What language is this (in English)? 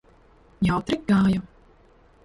Latvian